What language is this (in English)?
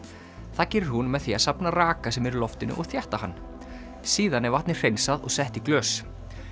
Icelandic